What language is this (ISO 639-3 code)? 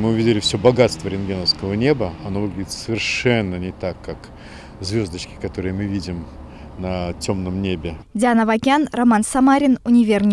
rus